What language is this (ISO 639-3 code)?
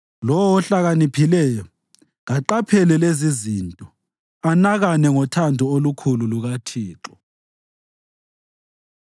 nde